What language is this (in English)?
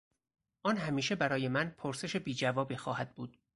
Persian